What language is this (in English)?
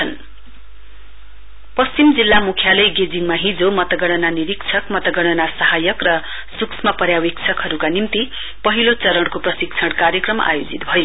Nepali